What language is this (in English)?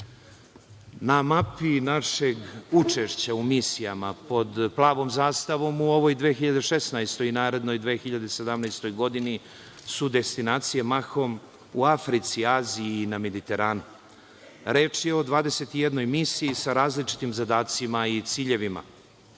Serbian